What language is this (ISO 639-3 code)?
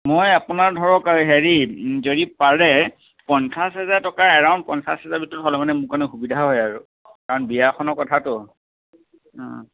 asm